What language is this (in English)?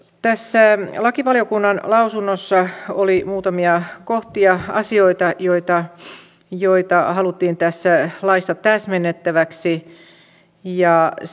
Finnish